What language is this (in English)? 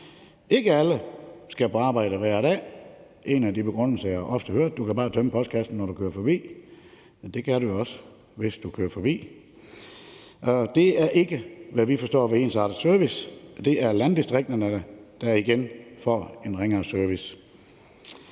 Danish